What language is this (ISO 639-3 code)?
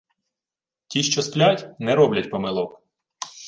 ukr